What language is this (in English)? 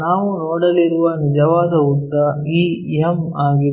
Kannada